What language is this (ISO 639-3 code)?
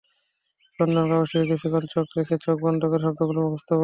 ben